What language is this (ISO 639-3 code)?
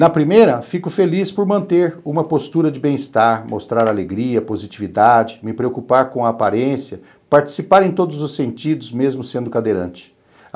por